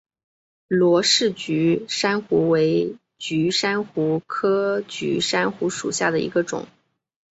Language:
Chinese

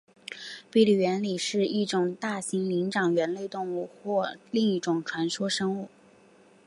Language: Chinese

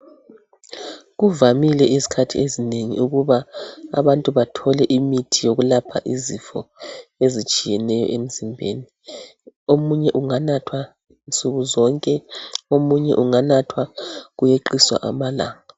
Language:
North Ndebele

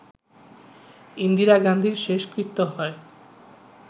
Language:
Bangla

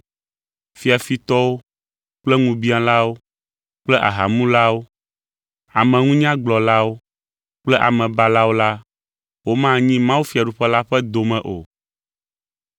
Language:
Ewe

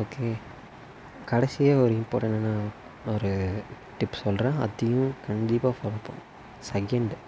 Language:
Tamil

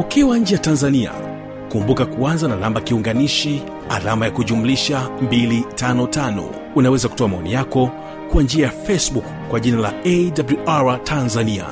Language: Swahili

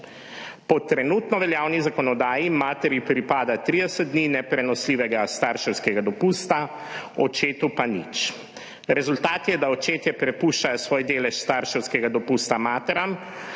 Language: Slovenian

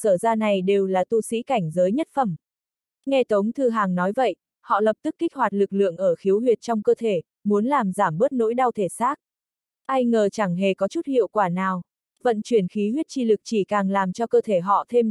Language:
Vietnamese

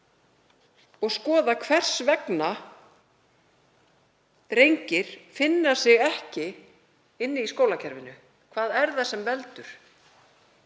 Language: Icelandic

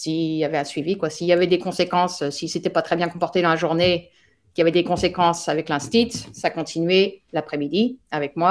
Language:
French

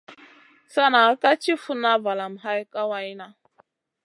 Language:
Masana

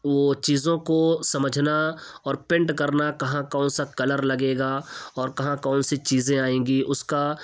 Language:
Urdu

